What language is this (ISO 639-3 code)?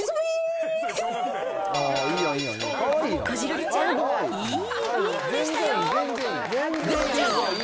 jpn